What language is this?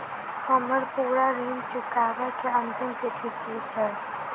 Maithili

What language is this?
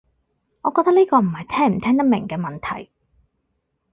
Cantonese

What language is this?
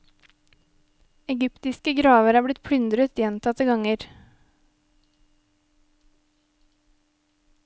Norwegian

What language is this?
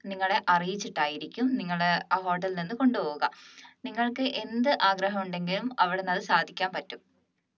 Malayalam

